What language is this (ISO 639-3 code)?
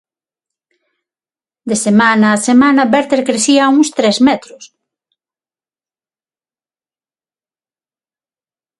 glg